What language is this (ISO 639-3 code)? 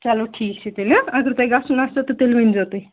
kas